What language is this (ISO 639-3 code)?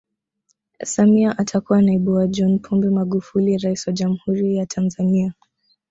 swa